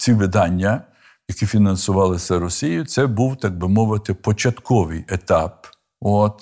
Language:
Ukrainian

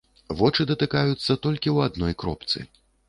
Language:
Belarusian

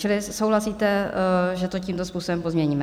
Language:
Czech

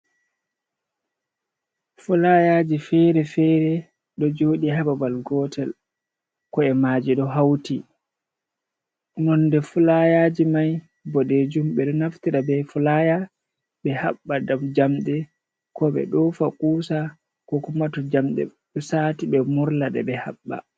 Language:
Fula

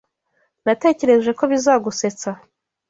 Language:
Kinyarwanda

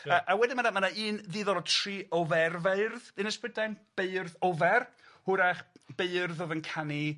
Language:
Welsh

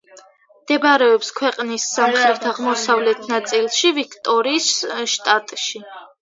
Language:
Georgian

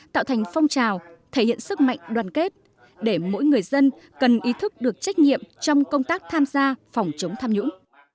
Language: Vietnamese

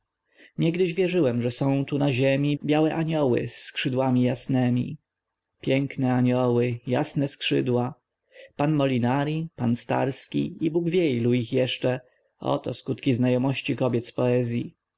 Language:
Polish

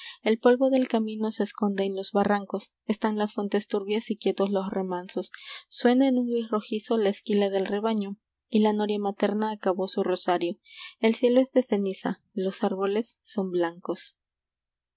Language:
Spanish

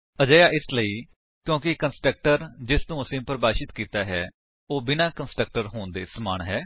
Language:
Punjabi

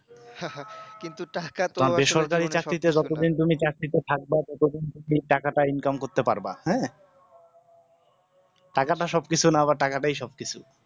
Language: Bangla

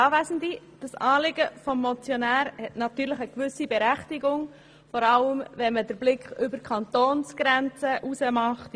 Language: Swiss German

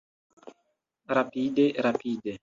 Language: Esperanto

